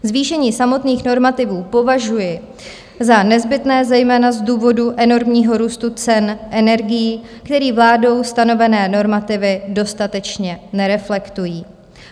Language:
Czech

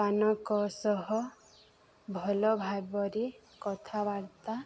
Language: Odia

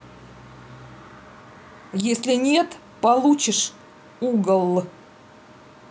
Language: Russian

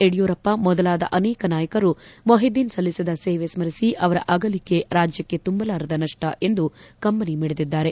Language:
Kannada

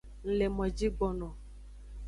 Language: Aja (Benin)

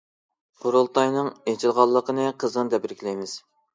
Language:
Uyghur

